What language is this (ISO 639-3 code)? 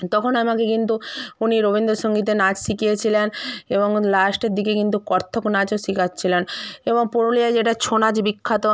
ben